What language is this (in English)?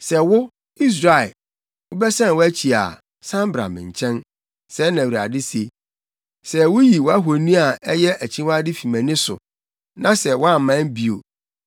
Akan